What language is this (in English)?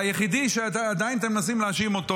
Hebrew